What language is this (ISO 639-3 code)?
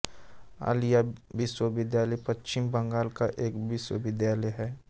hin